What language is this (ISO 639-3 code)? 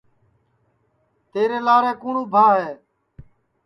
ssi